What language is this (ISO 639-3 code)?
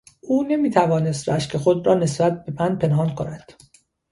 fas